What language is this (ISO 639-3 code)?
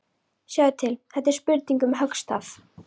isl